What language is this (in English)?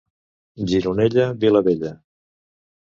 Catalan